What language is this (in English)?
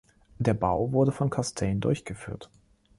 German